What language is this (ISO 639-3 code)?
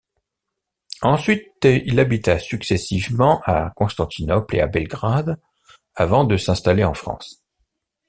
fra